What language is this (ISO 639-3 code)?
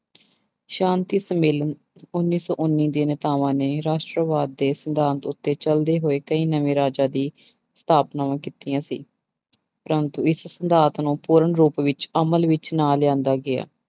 pan